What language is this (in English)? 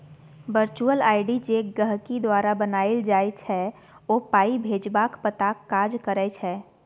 Maithili